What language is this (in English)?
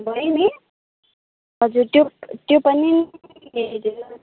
Nepali